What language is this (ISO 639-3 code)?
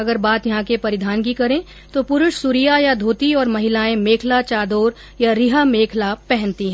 hin